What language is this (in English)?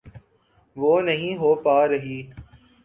Urdu